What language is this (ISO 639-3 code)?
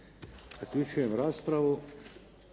hrv